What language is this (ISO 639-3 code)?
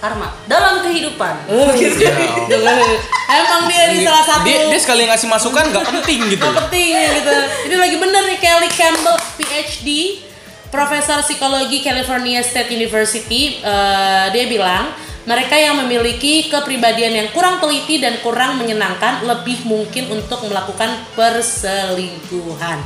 ind